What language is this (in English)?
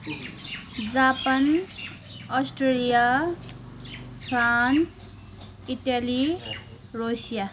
Nepali